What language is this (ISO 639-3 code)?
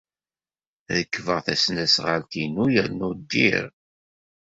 kab